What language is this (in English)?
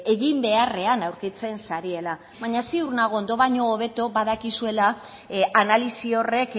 Basque